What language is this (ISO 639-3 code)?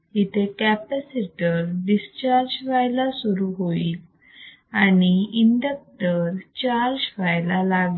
mar